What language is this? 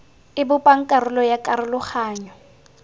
Tswana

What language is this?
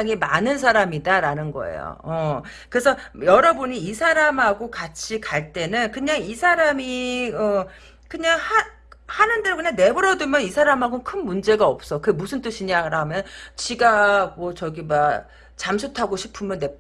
Korean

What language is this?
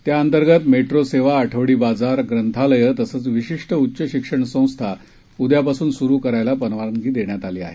Marathi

